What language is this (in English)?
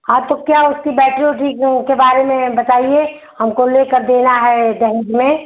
Hindi